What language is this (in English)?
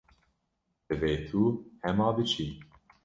Kurdish